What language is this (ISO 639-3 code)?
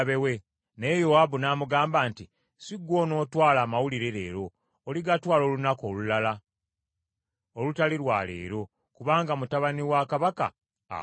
lug